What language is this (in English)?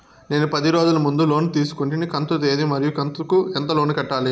Telugu